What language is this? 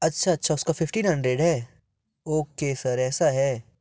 Hindi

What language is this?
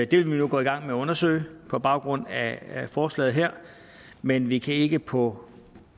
Danish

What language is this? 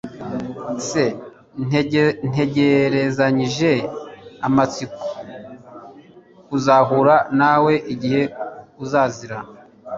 Kinyarwanda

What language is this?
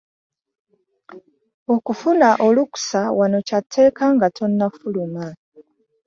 Ganda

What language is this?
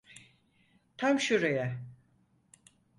Turkish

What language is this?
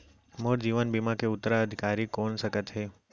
Chhattisgarhi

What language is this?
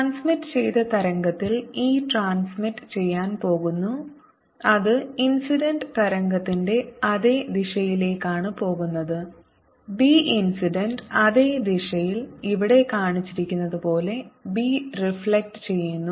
Malayalam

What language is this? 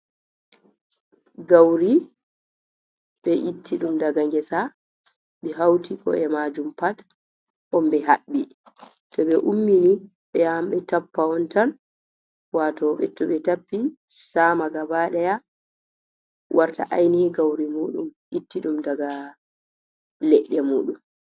Fula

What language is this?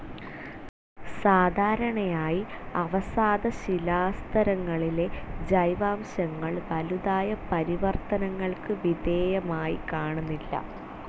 Malayalam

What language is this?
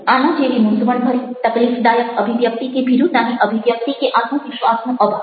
Gujarati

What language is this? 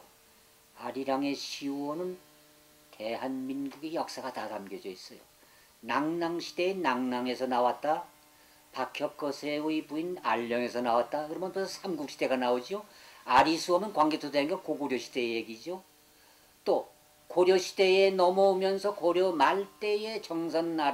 Korean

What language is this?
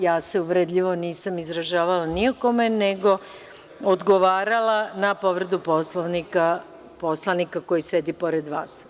Serbian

